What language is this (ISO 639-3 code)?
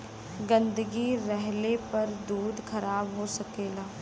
bho